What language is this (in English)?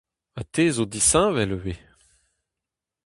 Breton